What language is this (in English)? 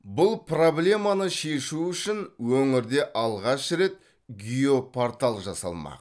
Kazakh